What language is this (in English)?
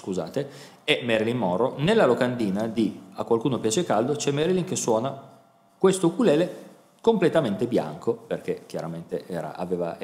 Italian